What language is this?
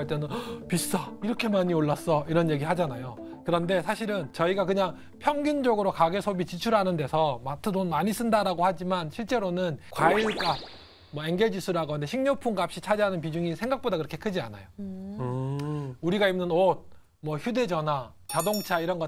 Korean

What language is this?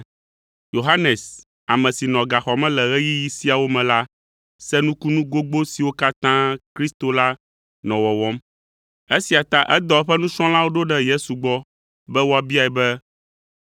Ewe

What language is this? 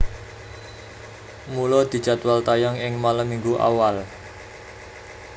Javanese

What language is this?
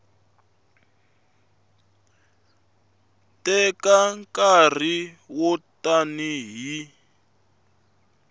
Tsonga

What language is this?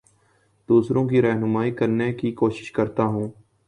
Urdu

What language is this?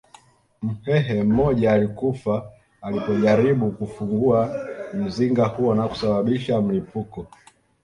Swahili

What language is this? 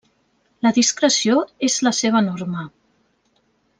Catalan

